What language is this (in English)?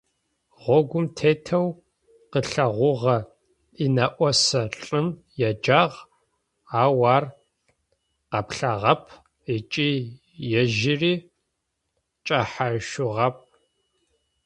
Adyghe